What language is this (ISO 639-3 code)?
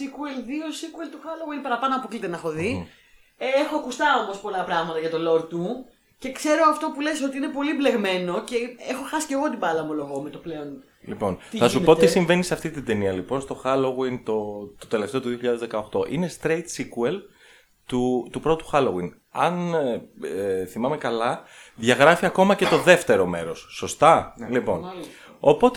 ell